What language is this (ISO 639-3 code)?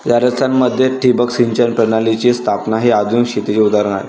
mar